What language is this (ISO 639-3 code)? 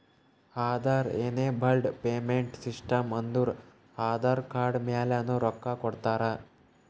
kan